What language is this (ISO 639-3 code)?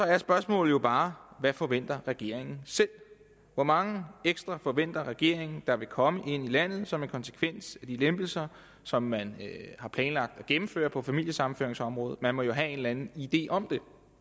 dan